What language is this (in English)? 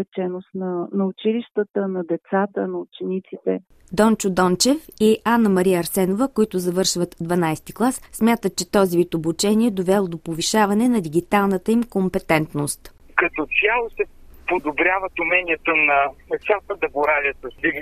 Bulgarian